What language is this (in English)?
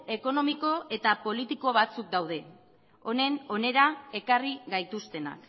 Basque